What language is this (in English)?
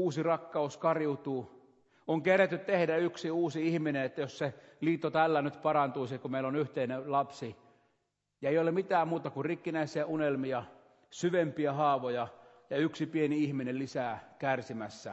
Finnish